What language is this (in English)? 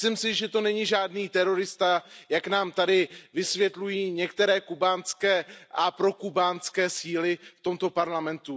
Czech